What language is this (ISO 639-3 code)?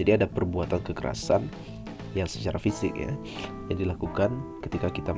ind